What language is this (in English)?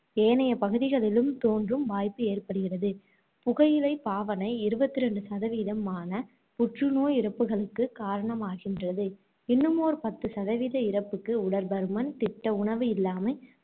Tamil